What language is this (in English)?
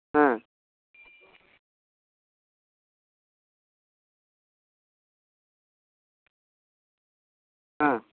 Santali